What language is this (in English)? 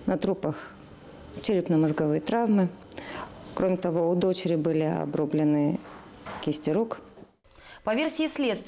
Russian